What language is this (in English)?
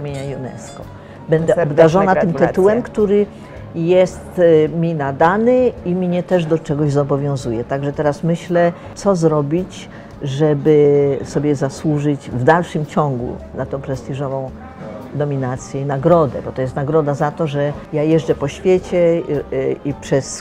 Polish